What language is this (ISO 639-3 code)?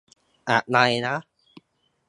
tha